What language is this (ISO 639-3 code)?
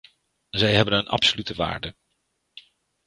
nld